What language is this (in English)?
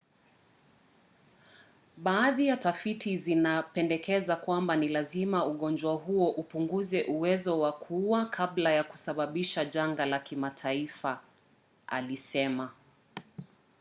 Swahili